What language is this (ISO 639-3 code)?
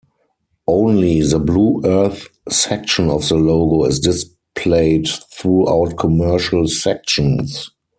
eng